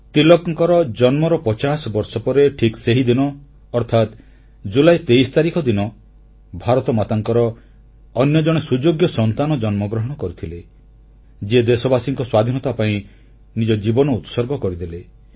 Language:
Odia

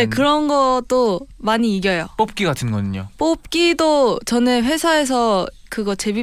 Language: Korean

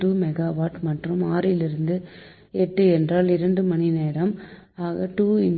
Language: Tamil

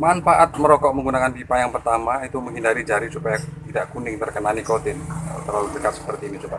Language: Indonesian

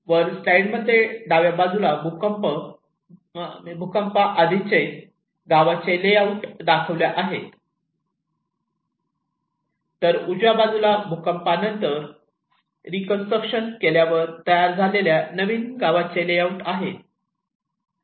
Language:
Marathi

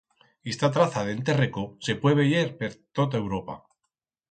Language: Aragonese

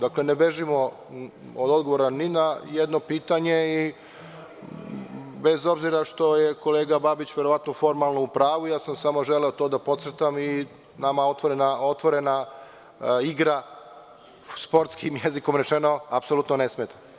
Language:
Serbian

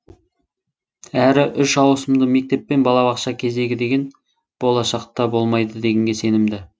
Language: Kazakh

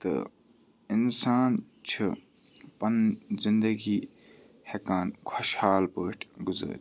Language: Kashmiri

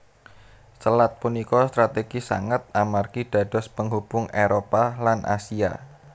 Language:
Javanese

